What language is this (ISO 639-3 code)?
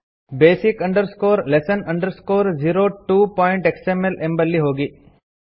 kan